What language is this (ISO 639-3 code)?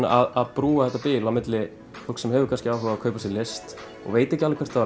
isl